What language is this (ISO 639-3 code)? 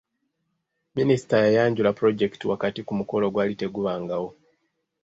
lug